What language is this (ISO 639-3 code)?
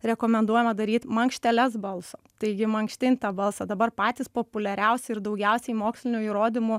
lit